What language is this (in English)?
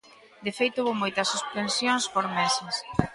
Galician